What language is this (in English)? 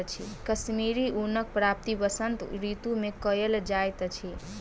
Maithili